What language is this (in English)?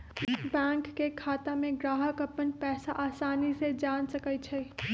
Magahi